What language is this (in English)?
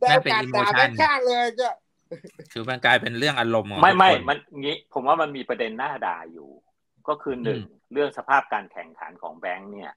Thai